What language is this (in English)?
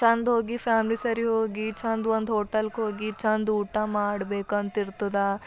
Kannada